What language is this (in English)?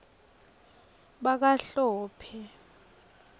Swati